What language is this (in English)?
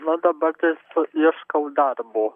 Lithuanian